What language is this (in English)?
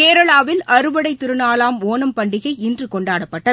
Tamil